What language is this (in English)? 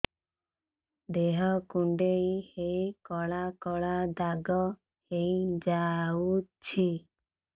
Odia